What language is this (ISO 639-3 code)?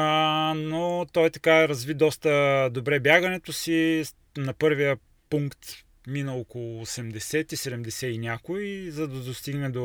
bul